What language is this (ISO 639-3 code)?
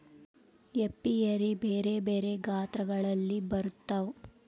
kan